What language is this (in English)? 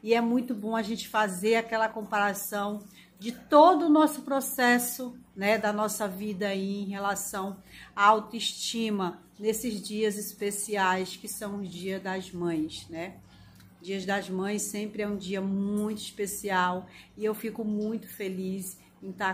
Portuguese